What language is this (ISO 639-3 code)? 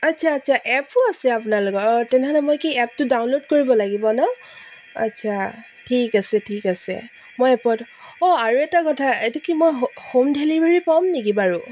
asm